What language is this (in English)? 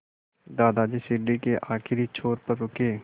Hindi